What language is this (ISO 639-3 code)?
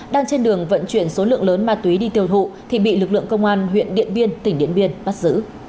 vie